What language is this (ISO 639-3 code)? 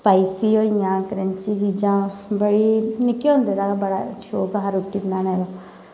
doi